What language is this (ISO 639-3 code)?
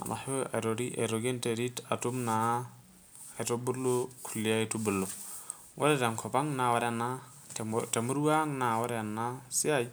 mas